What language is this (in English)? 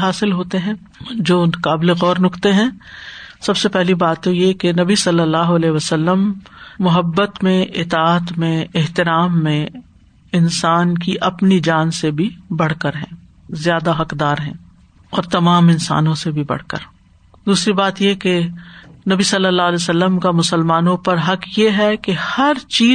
Urdu